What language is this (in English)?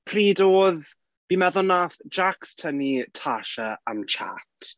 Welsh